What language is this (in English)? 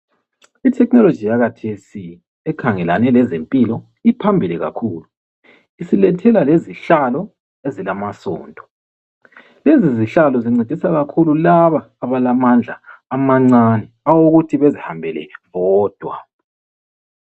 North Ndebele